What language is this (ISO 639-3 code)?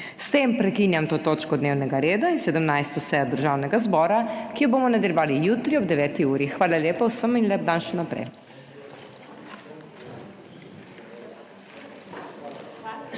slv